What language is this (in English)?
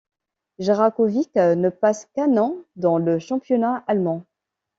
French